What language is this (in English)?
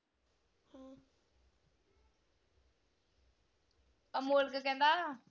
Punjabi